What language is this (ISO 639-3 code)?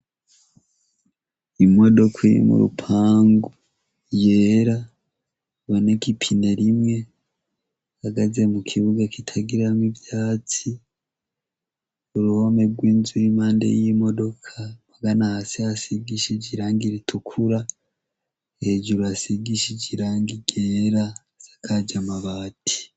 run